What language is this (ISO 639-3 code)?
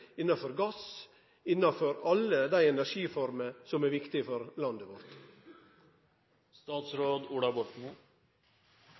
nno